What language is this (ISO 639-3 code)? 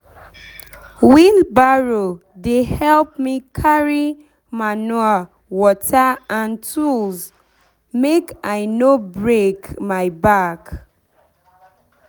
pcm